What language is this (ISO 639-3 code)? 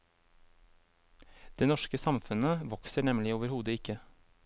nor